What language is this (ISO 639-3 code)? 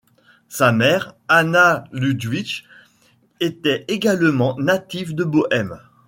fra